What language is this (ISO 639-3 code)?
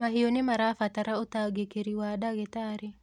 kik